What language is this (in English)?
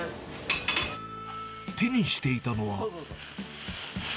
Japanese